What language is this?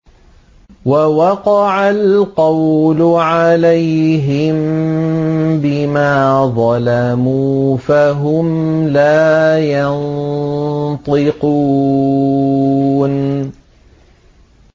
Arabic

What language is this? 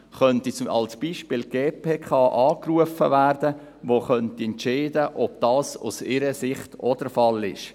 Swiss German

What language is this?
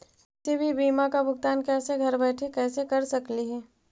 Magahi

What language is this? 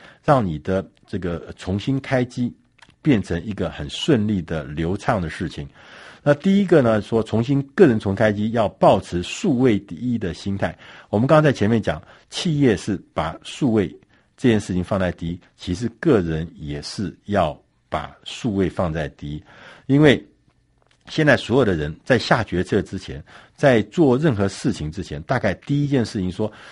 Chinese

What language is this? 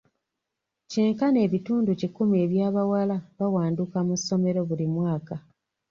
Ganda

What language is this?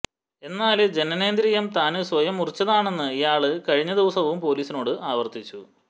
Malayalam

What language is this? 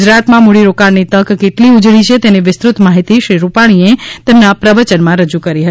Gujarati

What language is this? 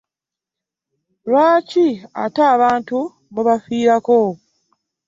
Ganda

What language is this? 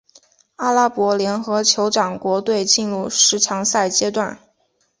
Chinese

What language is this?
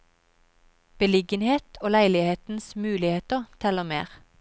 Norwegian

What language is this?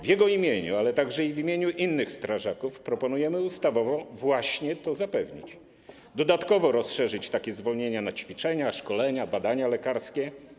Polish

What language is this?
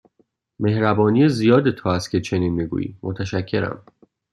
Persian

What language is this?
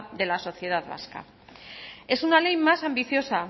Spanish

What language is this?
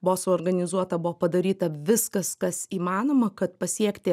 Lithuanian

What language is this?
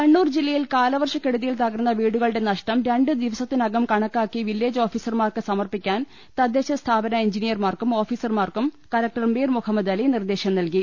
Malayalam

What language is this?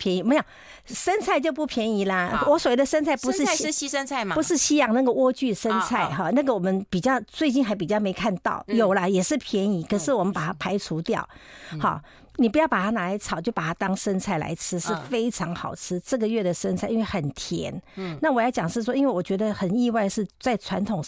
Chinese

